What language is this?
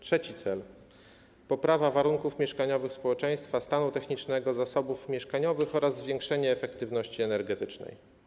Polish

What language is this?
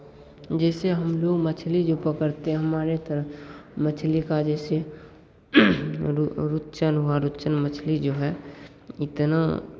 Hindi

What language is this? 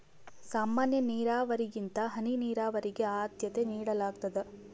Kannada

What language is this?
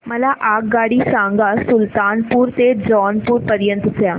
Marathi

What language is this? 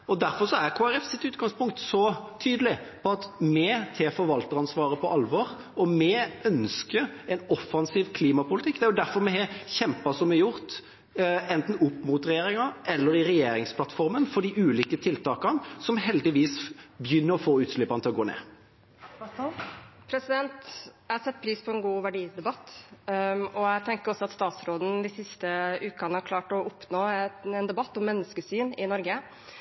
Norwegian Bokmål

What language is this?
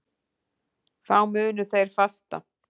Icelandic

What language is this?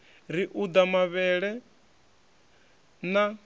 Venda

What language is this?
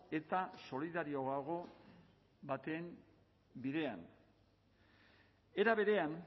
Basque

